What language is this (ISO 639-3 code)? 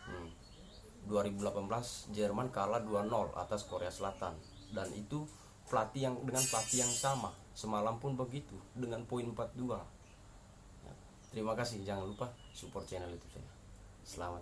ind